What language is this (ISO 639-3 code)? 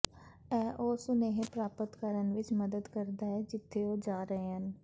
pan